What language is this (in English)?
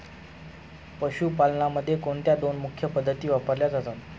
Marathi